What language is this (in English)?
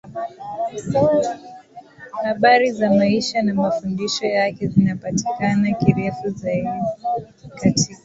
Swahili